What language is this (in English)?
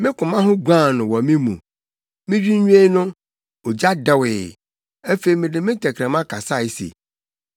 Akan